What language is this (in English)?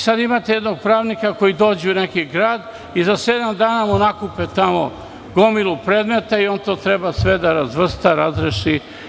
Serbian